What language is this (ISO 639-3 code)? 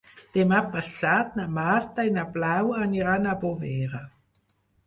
cat